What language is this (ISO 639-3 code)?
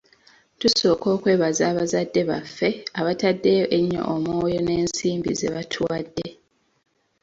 lug